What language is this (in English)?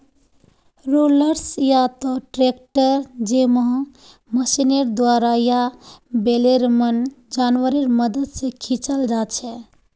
Magahi